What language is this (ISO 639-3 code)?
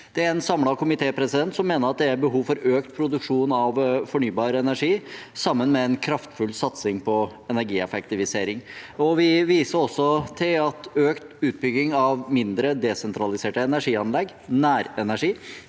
nor